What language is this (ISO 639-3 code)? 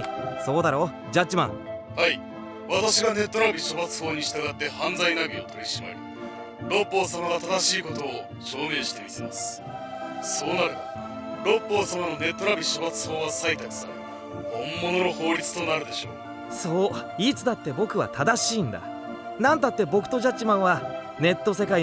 jpn